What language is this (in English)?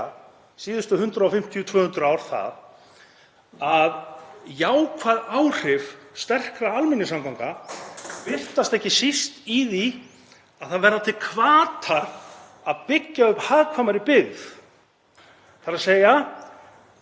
Icelandic